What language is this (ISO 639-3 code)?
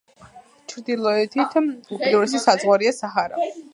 kat